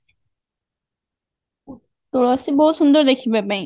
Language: Odia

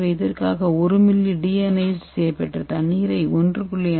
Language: Tamil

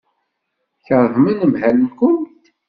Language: Kabyle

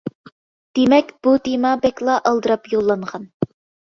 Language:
Uyghur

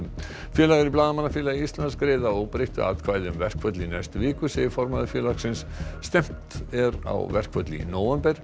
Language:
Icelandic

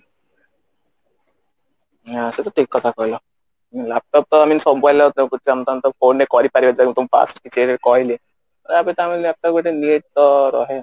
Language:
Odia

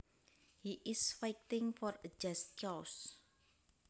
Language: Javanese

